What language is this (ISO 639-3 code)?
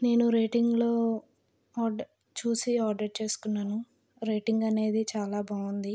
tel